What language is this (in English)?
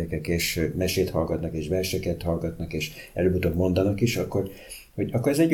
Hungarian